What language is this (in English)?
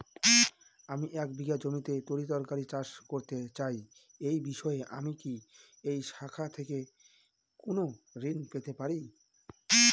Bangla